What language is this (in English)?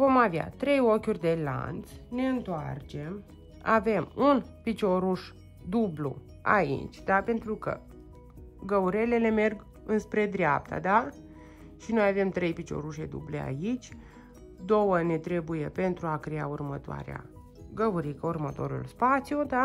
Romanian